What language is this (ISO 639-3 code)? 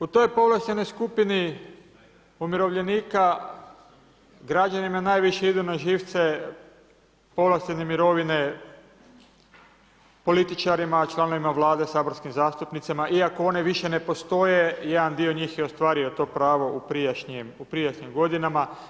hrv